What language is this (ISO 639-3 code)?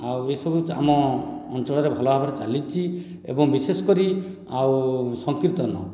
ori